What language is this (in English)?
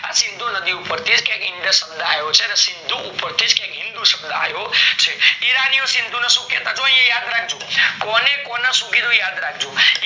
Gujarati